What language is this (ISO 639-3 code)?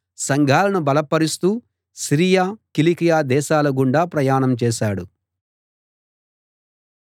tel